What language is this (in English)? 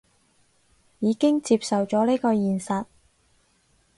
Cantonese